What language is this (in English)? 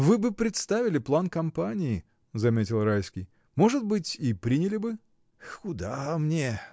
Russian